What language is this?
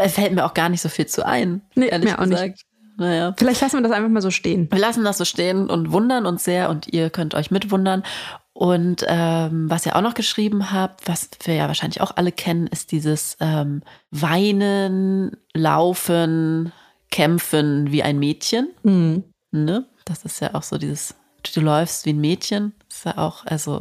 German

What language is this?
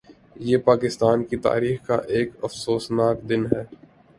Urdu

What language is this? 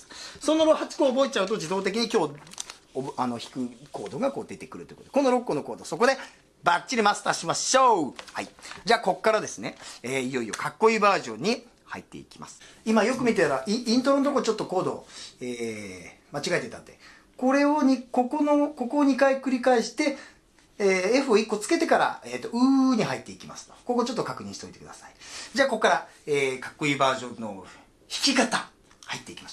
Japanese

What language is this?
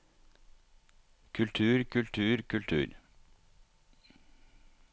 Norwegian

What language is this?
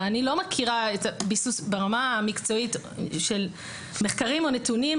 Hebrew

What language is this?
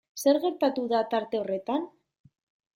Basque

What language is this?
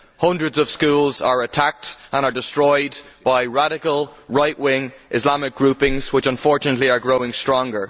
English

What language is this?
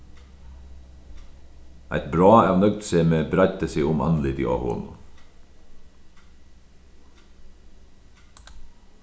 Faroese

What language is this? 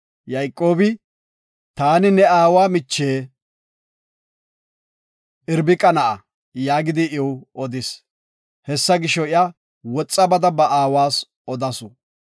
Gofa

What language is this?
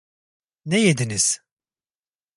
Turkish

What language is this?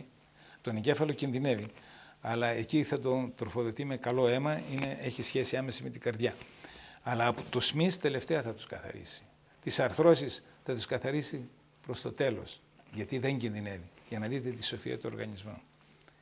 Greek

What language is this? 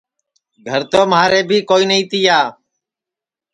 Sansi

